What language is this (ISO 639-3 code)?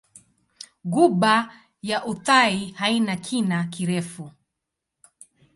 swa